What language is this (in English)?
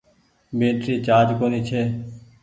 Goaria